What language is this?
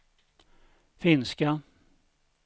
Swedish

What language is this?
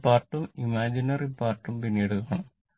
Malayalam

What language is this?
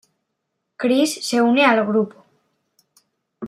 Spanish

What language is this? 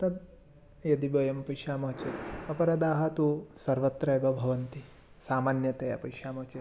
Sanskrit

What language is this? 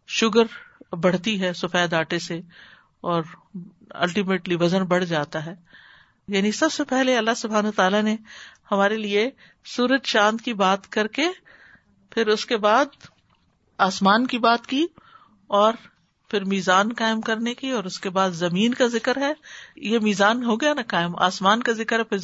Urdu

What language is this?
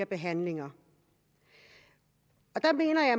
Danish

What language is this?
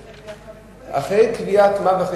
Hebrew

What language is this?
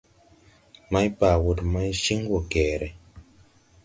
Tupuri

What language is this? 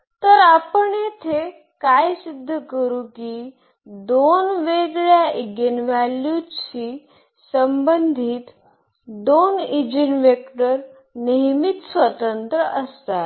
Marathi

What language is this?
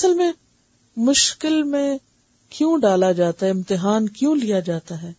Urdu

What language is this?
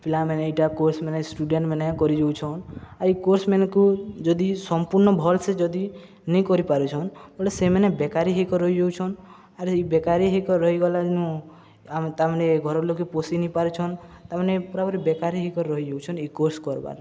Odia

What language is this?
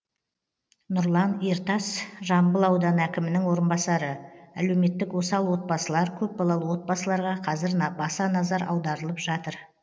Kazakh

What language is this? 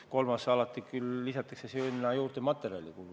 Estonian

